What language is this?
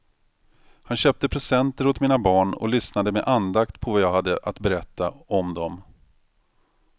Swedish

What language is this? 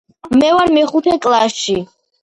Georgian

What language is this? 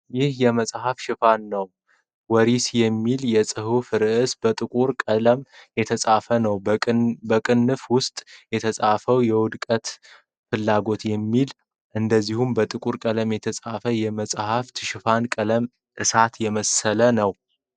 Amharic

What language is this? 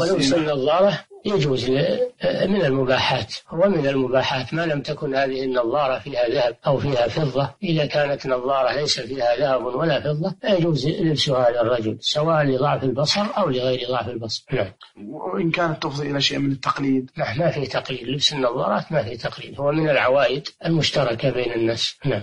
Arabic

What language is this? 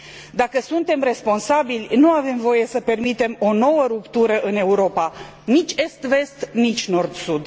Romanian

